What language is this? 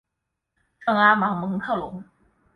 Chinese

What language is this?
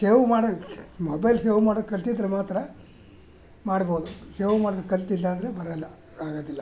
Kannada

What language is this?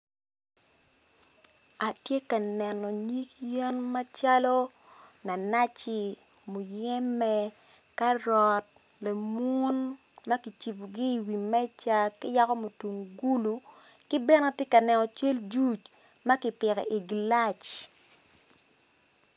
Acoli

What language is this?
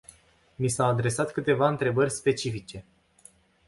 Romanian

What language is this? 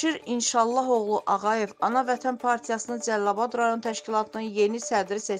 Turkish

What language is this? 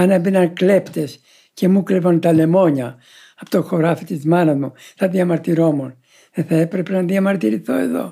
Greek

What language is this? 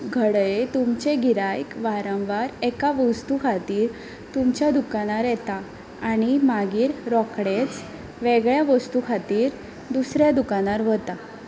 Konkani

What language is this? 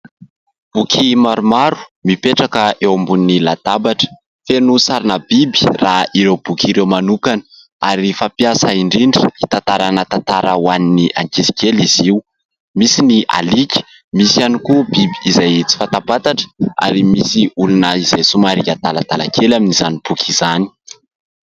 Malagasy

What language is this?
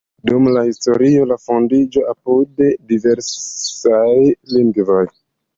Esperanto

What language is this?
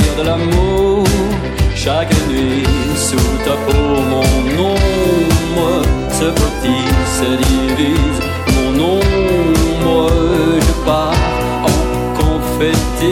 French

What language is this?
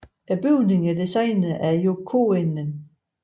Danish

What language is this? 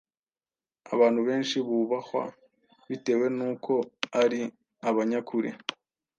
Kinyarwanda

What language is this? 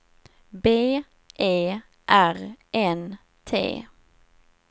Swedish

